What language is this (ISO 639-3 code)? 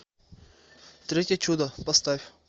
rus